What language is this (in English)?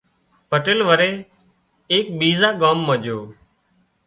Wadiyara Koli